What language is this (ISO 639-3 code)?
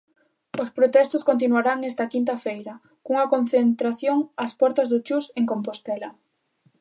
glg